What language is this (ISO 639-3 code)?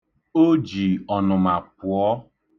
ibo